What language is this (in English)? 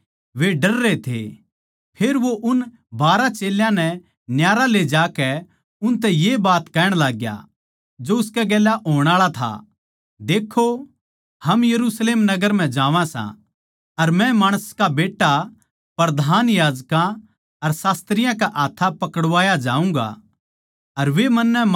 Haryanvi